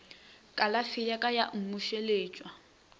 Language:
Northern Sotho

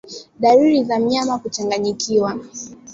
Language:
Swahili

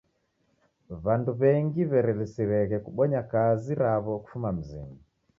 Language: Taita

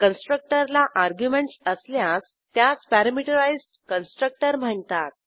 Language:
Marathi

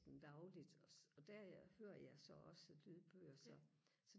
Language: Danish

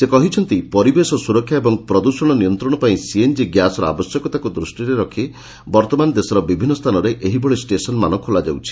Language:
Odia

